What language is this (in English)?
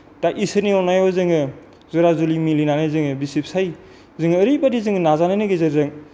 Bodo